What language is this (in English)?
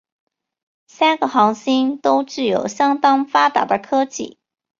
Chinese